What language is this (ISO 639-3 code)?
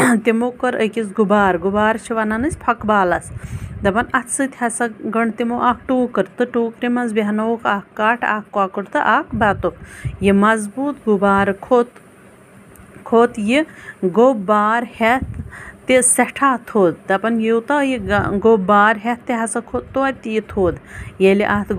tur